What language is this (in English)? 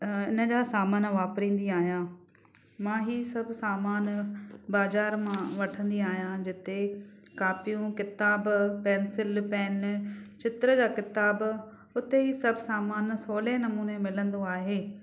Sindhi